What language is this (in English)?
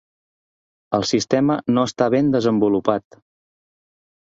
Catalan